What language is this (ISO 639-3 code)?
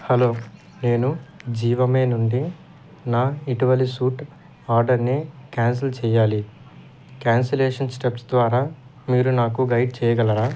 tel